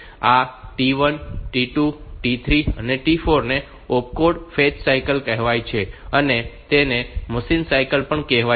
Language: Gujarati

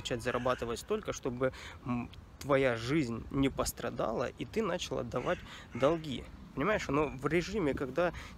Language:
Russian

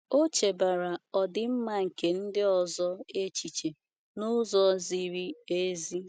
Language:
Igbo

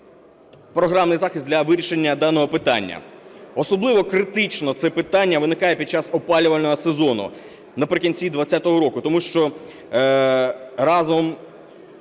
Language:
Ukrainian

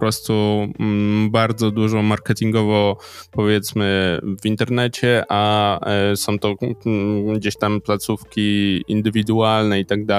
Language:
Polish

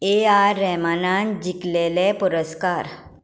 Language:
Konkani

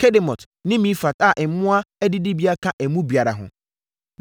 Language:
Akan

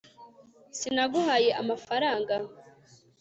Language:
Kinyarwanda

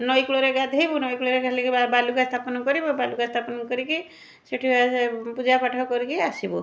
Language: Odia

